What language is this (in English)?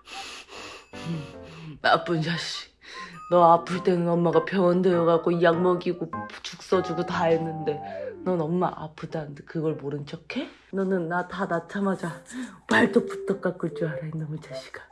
Korean